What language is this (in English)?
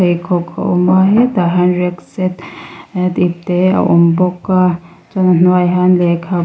Mizo